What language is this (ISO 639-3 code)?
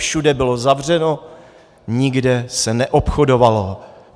ces